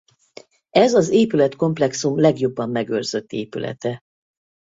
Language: Hungarian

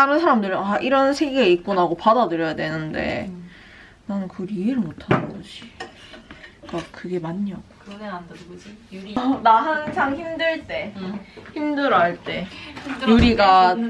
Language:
Korean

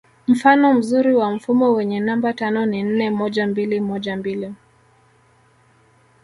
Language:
Swahili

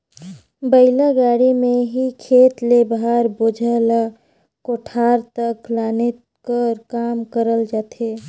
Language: Chhattisgarhi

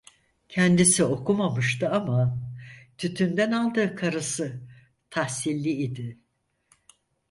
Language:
Turkish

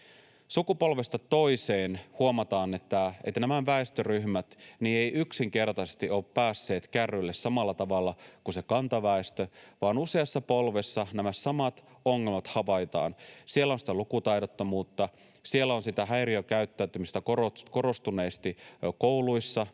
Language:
Finnish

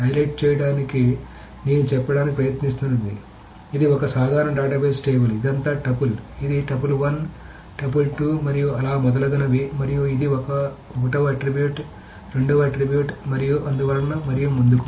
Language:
Telugu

